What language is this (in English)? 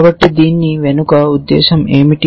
Telugu